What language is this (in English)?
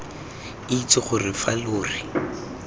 Tswana